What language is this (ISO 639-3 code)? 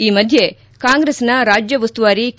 kan